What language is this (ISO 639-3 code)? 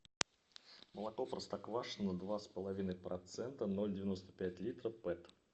rus